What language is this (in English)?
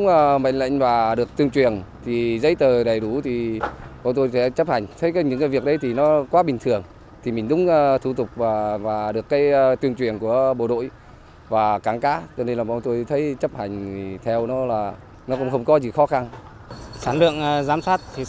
Vietnamese